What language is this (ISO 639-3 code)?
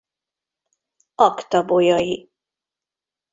hun